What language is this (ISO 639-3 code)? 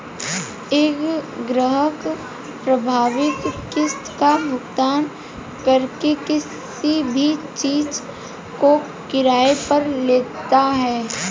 hin